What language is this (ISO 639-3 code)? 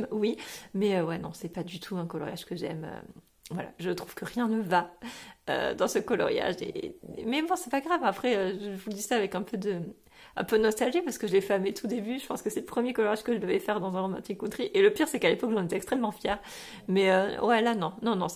fra